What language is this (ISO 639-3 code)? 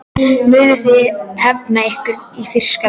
isl